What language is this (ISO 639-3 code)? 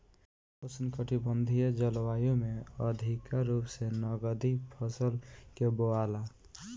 bho